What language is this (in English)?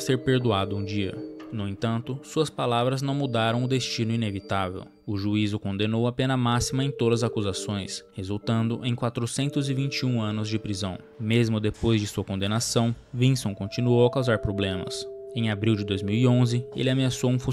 Portuguese